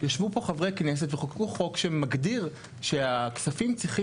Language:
Hebrew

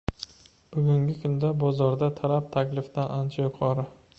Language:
Uzbek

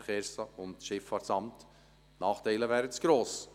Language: Swiss German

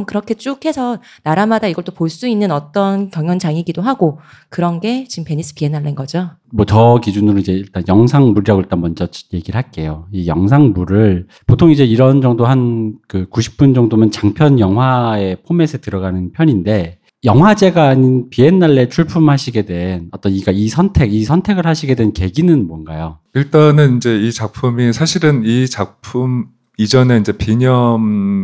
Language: Korean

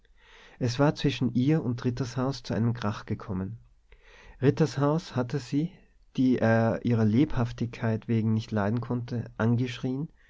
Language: German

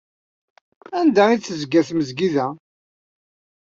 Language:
Kabyle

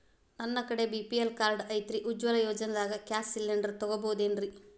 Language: Kannada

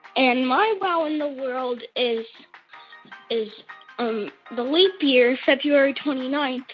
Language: English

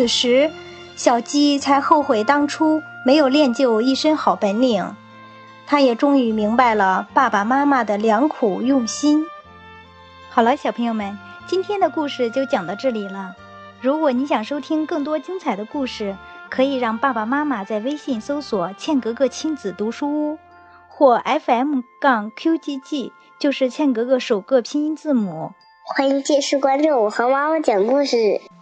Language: Chinese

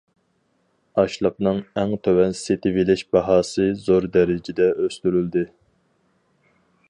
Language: Uyghur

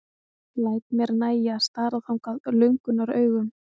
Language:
Icelandic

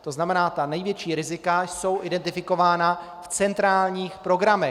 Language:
Czech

